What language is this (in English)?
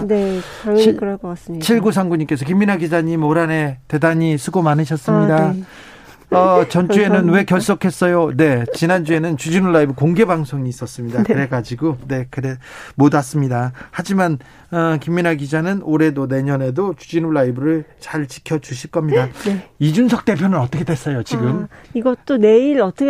Korean